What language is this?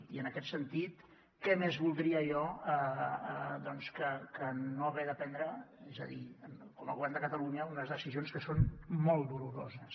Catalan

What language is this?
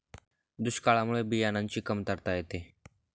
Marathi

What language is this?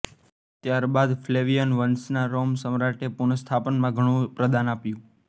Gujarati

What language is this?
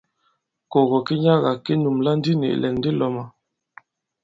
Bankon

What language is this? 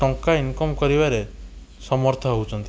Odia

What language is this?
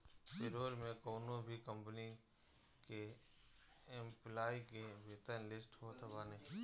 Bhojpuri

